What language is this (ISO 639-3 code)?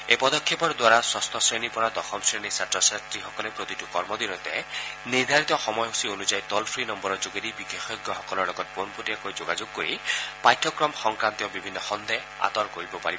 asm